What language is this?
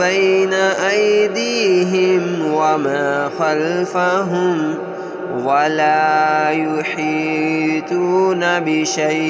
Arabic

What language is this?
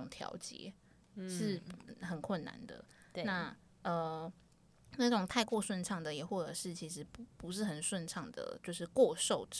Chinese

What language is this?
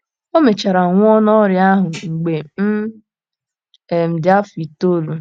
Igbo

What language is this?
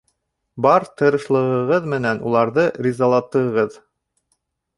Bashkir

